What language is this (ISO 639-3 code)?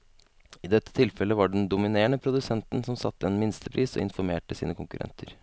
nor